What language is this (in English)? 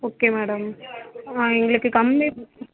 Tamil